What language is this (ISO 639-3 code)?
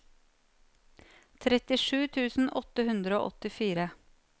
nor